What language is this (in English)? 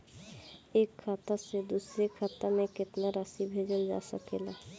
Bhojpuri